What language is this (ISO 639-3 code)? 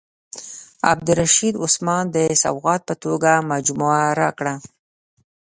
pus